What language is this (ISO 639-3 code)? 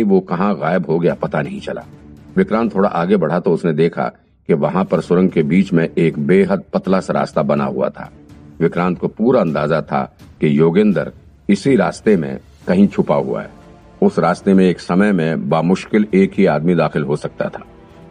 hin